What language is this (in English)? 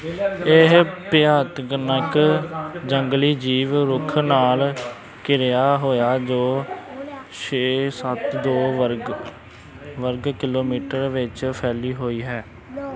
Punjabi